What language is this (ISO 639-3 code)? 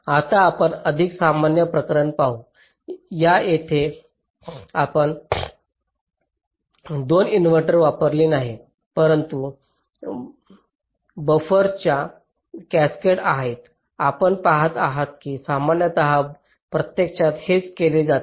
mar